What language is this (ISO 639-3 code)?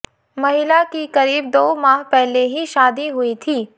hin